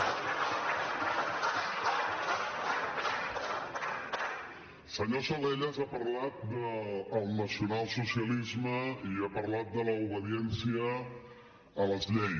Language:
Catalan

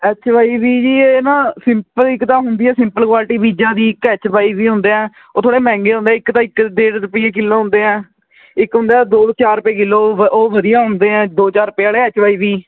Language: Punjabi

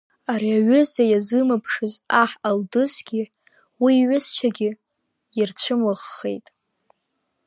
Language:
Abkhazian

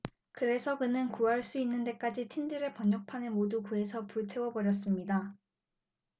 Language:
Korean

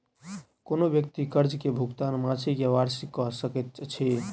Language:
Maithili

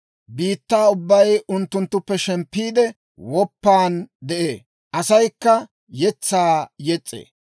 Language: Dawro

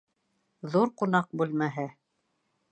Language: Bashkir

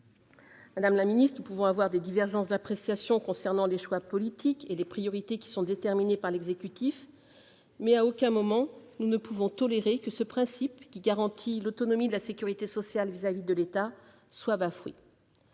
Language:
French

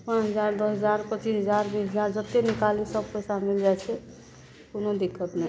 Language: Maithili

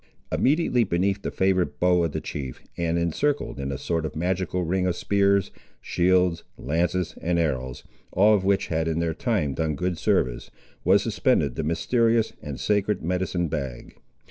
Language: English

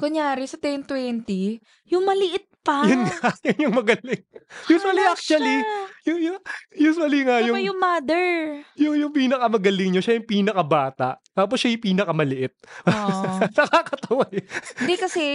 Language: Filipino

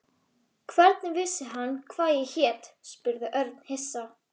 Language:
Icelandic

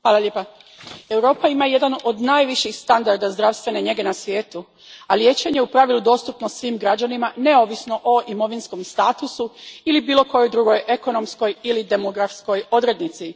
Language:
Croatian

